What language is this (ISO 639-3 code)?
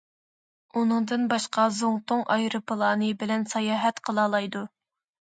uig